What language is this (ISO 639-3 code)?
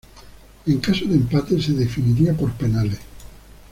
spa